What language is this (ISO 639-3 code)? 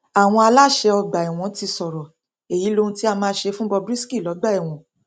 yor